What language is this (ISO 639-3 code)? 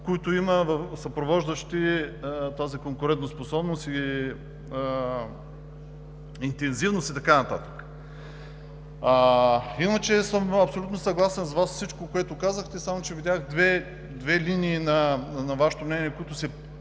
bul